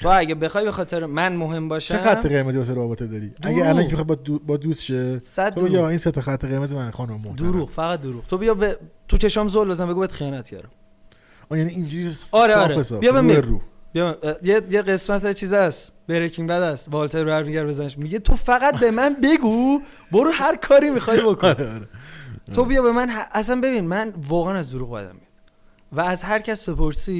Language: Persian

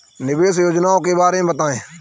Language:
Hindi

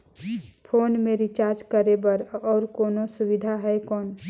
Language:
Chhattisgarhi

